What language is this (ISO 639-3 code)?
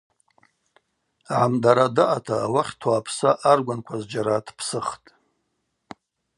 abq